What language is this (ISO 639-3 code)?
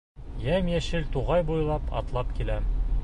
bak